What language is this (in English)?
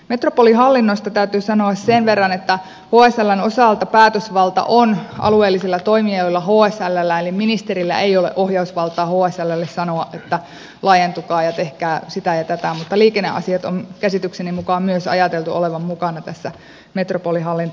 Finnish